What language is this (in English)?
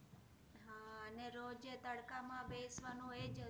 Gujarati